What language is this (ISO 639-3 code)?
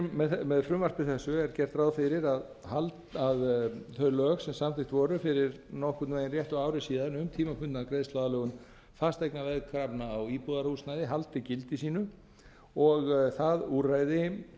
isl